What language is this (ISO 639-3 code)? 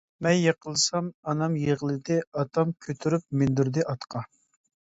uig